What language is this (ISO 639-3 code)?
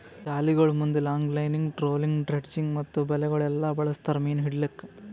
kan